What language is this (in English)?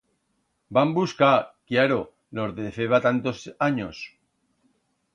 Aragonese